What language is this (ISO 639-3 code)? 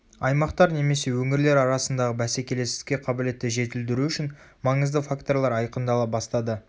kaz